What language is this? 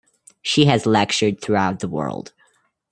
English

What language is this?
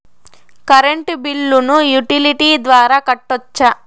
Telugu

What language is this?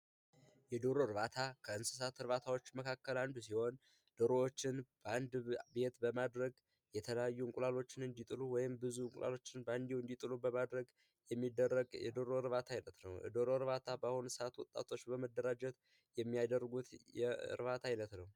Amharic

